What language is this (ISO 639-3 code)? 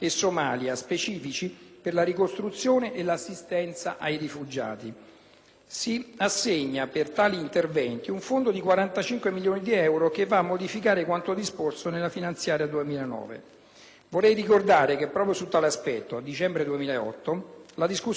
ita